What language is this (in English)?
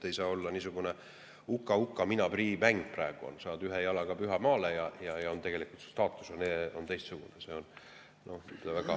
Estonian